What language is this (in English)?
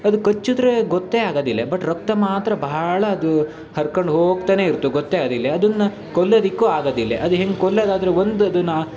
Kannada